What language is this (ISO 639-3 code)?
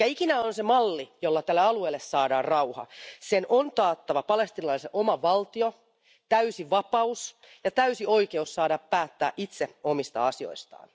fin